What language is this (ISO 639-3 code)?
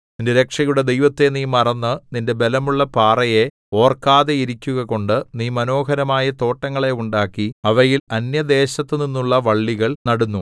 mal